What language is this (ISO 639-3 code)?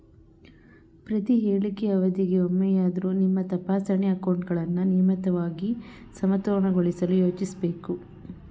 kan